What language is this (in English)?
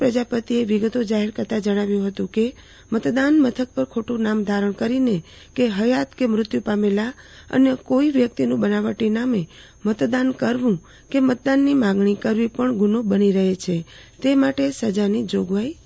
Gujarati